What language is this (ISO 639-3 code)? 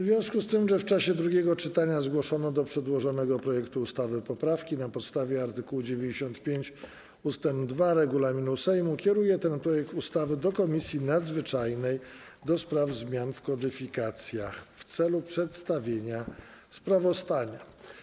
pol